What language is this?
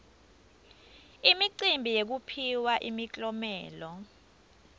Swati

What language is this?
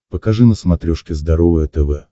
Russian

